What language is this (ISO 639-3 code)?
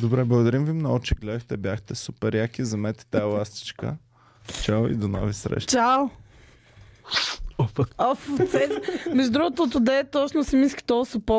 bul